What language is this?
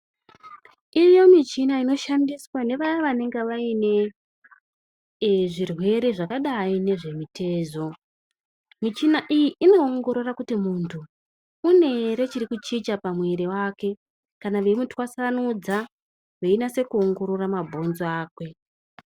Ndau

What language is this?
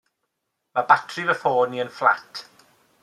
Welsh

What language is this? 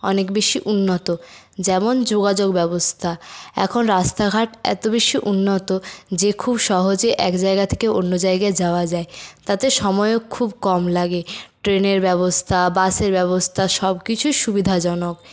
Bangla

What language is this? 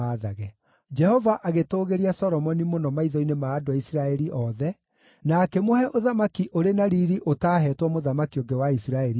Kikuyu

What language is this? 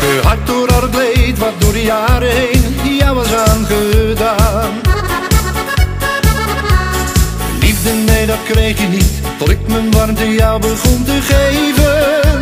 Dutch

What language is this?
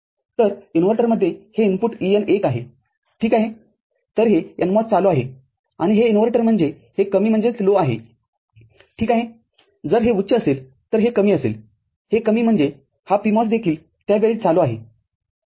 Marathi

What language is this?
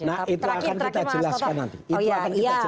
Indonesian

